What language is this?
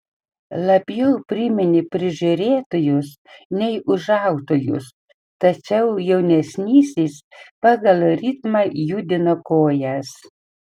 Lithuanian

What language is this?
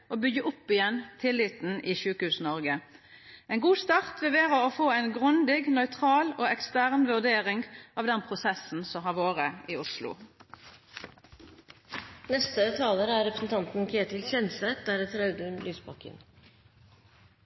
Norwegian Nynorsk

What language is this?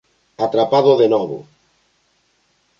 Galician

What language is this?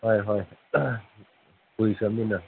Manipuri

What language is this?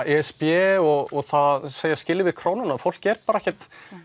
Icelandic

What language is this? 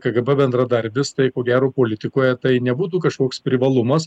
Lithuanian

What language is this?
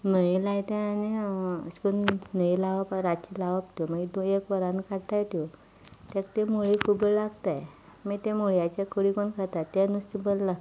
Konkani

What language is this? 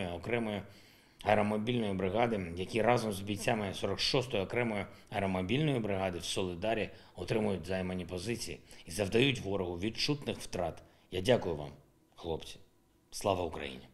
Ukrainian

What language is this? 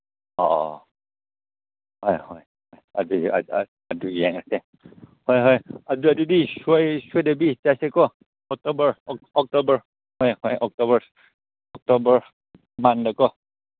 Manipuri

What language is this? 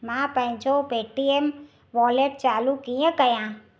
Sindhi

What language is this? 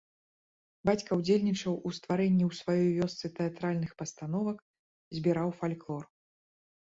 Belarusian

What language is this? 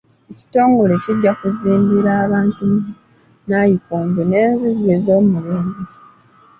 Ganda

